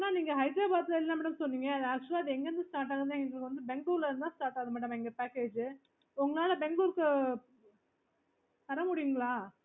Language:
Tamil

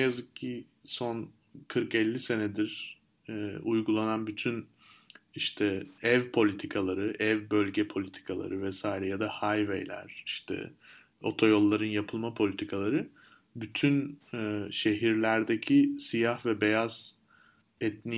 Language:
Turkish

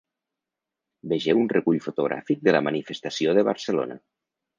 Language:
Catalan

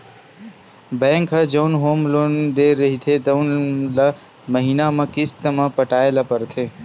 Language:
Chhattisgarhi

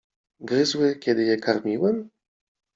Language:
Polish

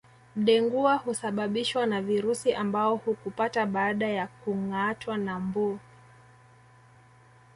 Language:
Swahili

